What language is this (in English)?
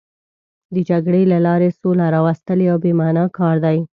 Pashto